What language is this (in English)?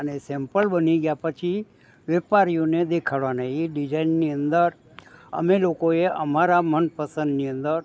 Gujarati